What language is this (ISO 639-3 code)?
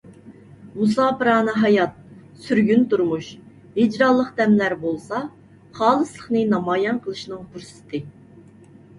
uig